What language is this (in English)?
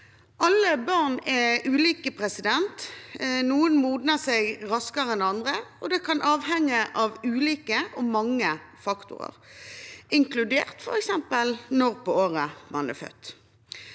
Norwegian